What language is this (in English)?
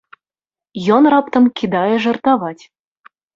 Belarusian